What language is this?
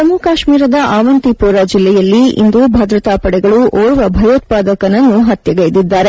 Kannada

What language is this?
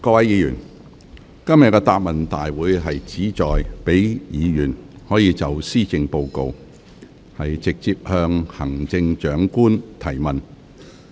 Cantonese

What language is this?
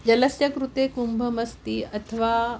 Sanskrit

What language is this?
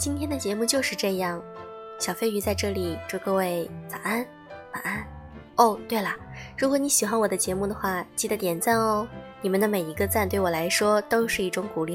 Chinese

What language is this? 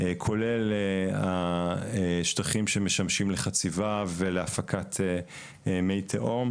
Hebrew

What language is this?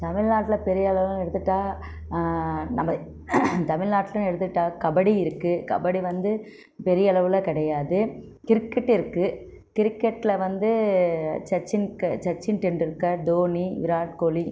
Tamil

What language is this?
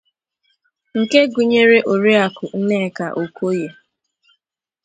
Igbo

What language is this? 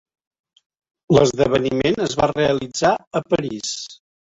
Catalan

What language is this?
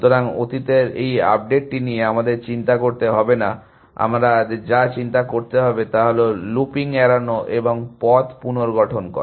Bangla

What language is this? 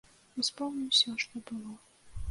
Belarusian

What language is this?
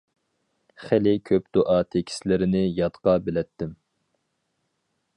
Uyghur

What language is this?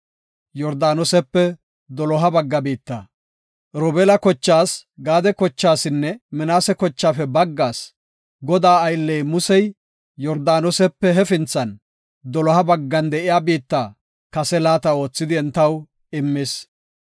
Gofa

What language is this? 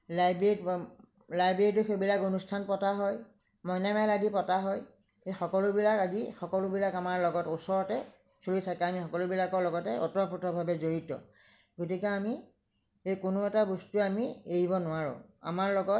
Assamese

